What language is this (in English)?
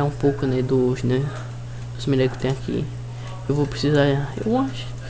Portuguese